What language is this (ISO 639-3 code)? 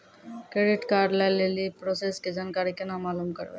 mai